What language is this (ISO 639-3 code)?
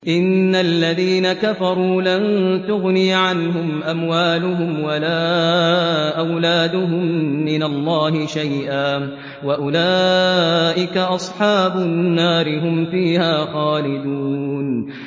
ara